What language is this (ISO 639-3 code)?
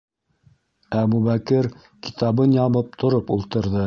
bak